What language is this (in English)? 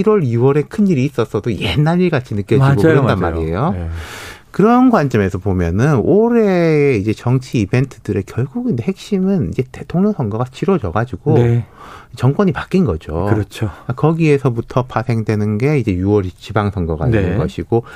Korean